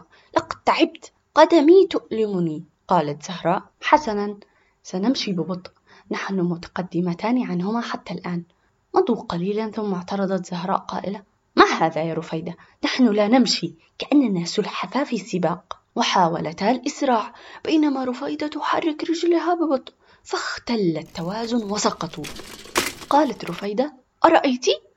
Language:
Arabic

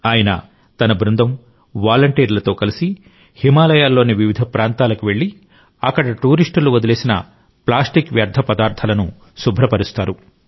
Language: Telugu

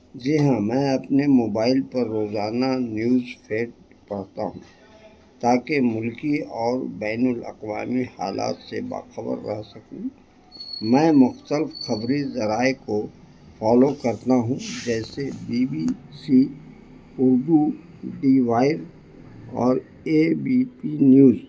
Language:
Urdu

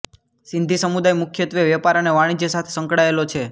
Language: Gujarati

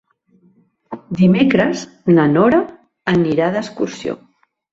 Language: Catalan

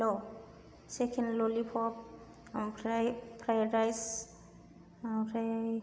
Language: Bodo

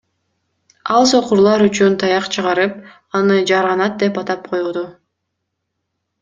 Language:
Kyrgyz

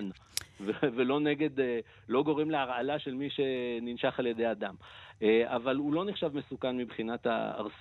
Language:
Hebrew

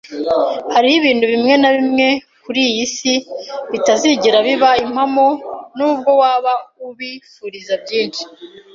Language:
Kinyarwanda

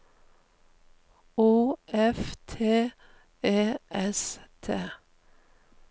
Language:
Norwegian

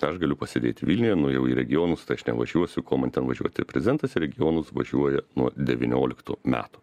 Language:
Lithuanian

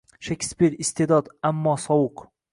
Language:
Uzbek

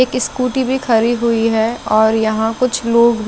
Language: Hindi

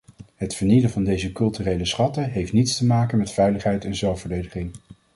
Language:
Dutch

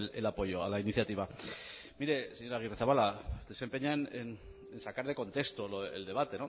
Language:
Spanish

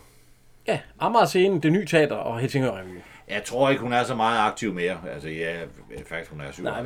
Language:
Danish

